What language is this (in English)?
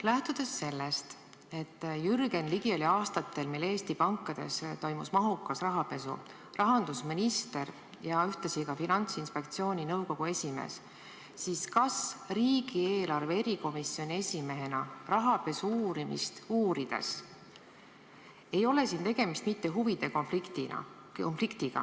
Estonian